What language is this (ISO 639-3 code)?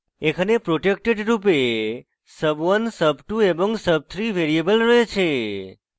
ben